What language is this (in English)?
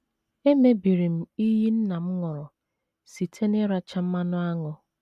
Igbo